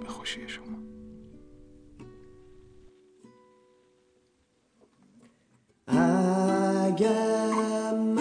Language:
Persian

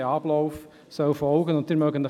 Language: Swiss German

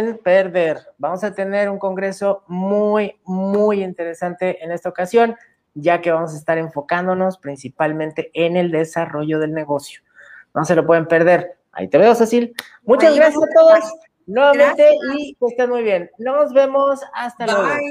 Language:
Spanish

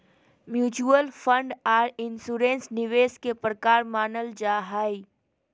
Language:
Magahi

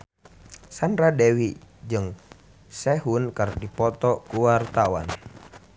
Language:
Sundanese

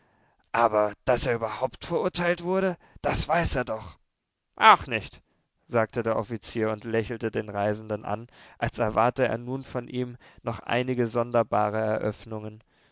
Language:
German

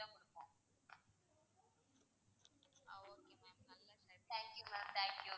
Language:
Tamil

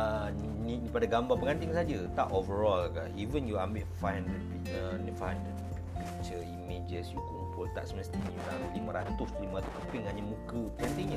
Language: Malay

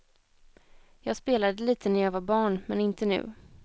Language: Swedish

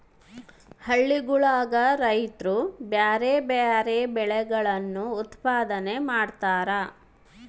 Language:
Kannada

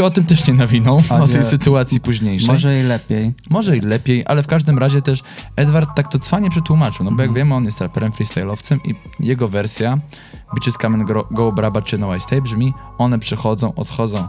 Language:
Polish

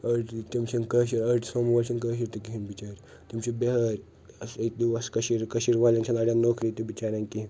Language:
Kashmiri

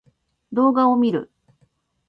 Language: Japanese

